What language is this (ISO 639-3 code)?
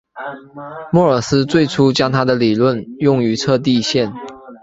zho